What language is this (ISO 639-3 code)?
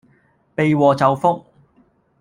yue